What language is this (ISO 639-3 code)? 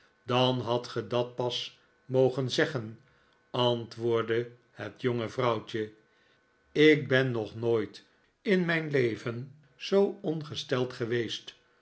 nld